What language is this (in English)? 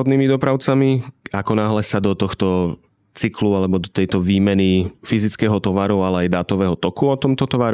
Slovak